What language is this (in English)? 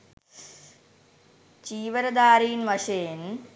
Sinhala